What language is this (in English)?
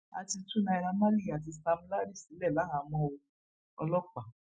Yoruba